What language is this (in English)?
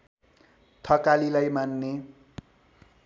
Nepali